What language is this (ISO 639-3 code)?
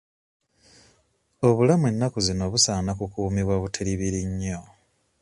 lug